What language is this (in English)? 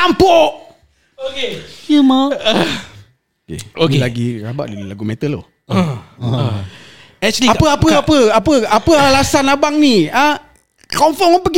Malay